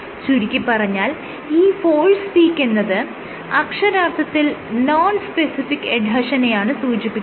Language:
Malayalam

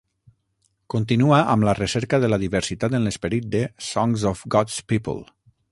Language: Catalan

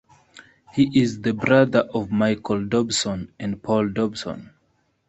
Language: English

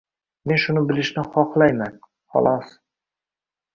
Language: Uzbek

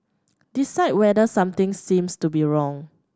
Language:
English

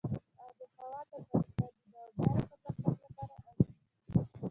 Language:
Pashto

